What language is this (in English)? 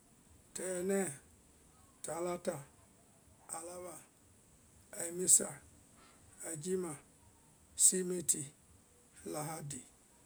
Vai